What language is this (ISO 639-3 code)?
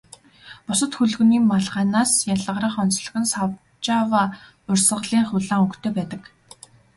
mon